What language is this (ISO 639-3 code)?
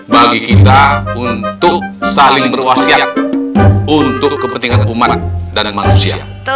ind